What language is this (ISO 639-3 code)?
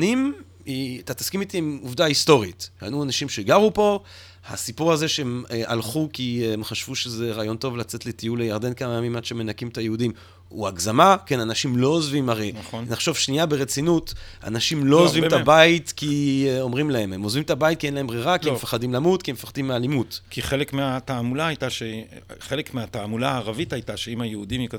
heb